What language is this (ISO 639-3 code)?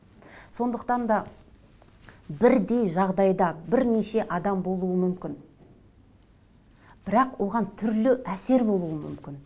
kaz